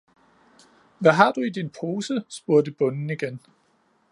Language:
Danish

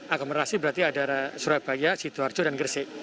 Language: Indonesian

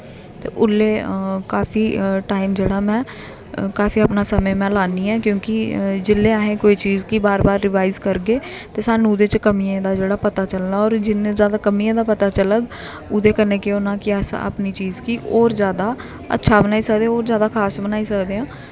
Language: Dogri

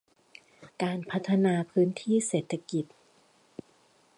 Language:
Thai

